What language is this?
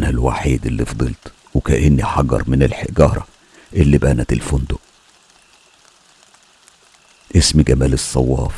Arabic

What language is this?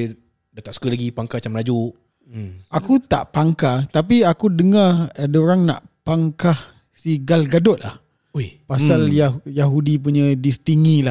Malay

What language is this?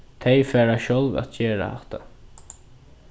Faroese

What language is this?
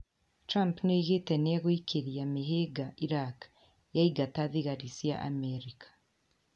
Kikuyu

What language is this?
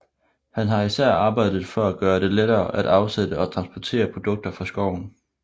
Danish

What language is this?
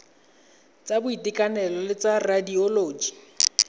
Tswana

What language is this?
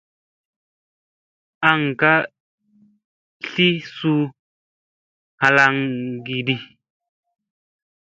Musey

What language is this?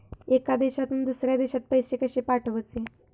Marathi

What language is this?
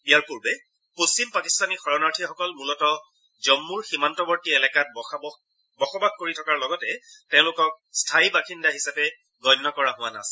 Assamese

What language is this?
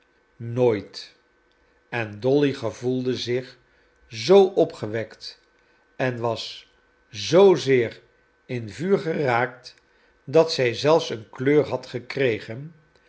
Dutch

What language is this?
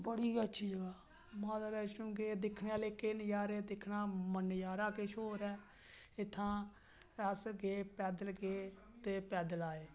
Dogri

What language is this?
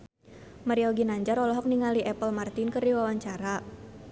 Sundanese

